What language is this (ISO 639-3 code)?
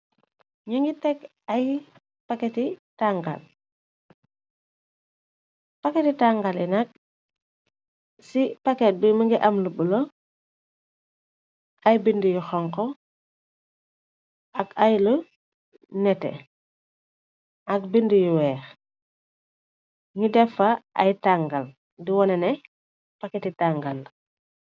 wol